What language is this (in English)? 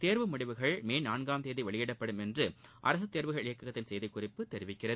Tamil